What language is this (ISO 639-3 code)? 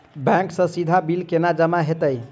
mai